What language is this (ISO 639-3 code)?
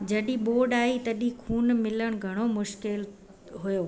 snd